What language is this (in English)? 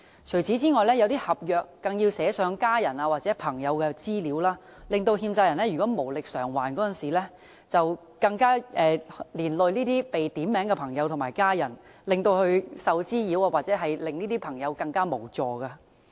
Cantonese